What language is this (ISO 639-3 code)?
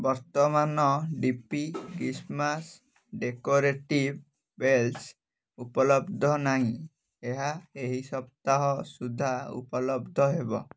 ori